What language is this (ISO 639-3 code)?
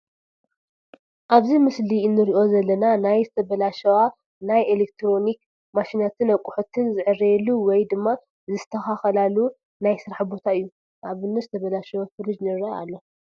tir